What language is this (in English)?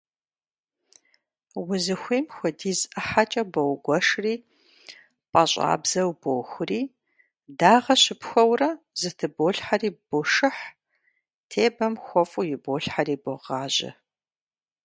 Kabardian